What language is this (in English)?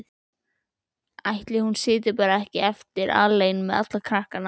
Icelandic